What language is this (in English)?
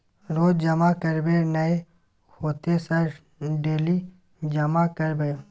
Maithili